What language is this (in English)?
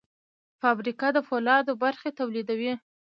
Pashto